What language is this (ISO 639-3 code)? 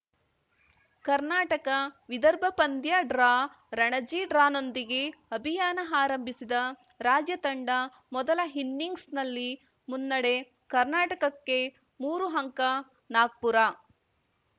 kan